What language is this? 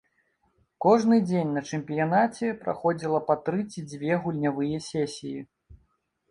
Belarusian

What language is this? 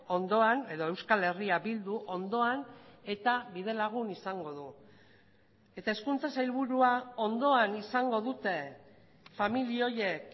Basque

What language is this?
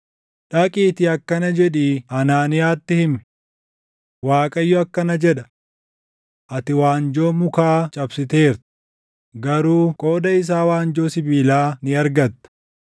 Oromo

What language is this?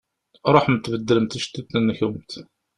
Kabyle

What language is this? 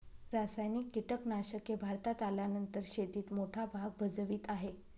Marathi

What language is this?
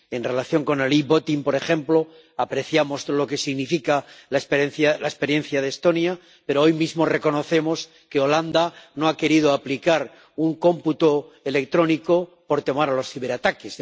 Spanish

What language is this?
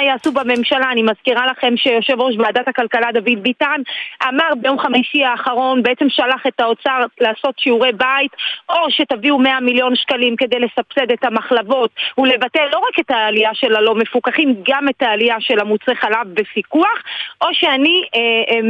Hebrew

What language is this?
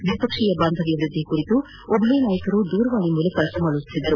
Kannada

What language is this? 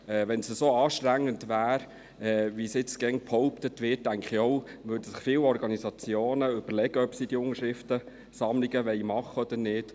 Swiss German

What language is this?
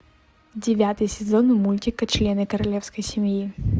Russian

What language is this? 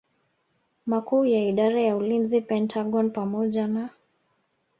Swahili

